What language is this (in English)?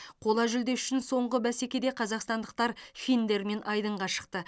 Kazakh